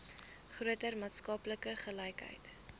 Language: Afrikaans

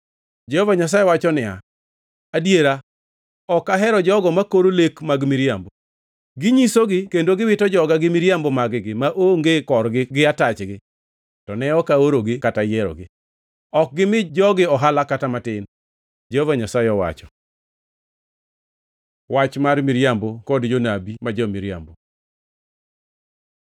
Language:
Luo (Kenya and Tanzania)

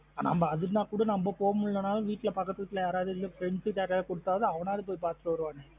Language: Tamil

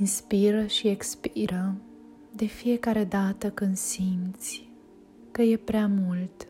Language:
Romanian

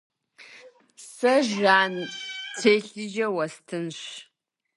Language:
Kabardian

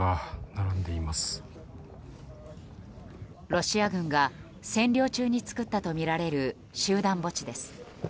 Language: Japanese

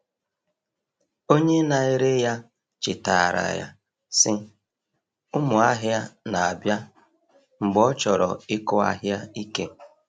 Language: Igbo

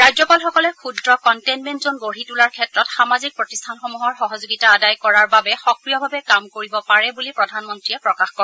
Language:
Assamese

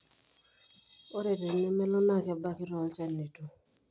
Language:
Masai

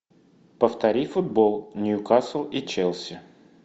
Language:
Russian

